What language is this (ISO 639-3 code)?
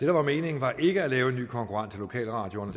dan